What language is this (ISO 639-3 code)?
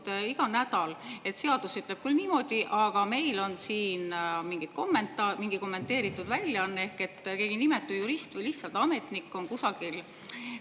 est